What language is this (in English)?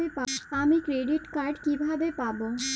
Bangla